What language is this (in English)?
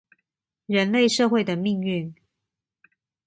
Chinese